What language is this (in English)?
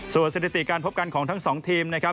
Thai